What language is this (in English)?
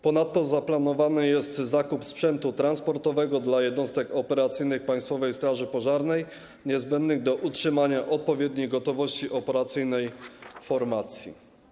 Polish